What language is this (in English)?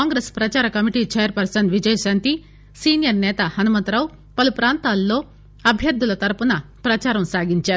Telugu